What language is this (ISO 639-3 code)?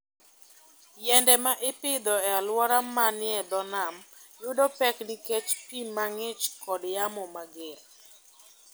luo